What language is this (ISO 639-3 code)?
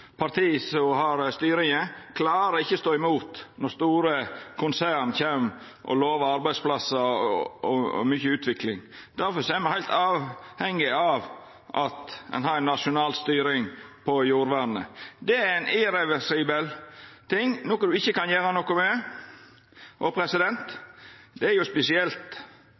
nno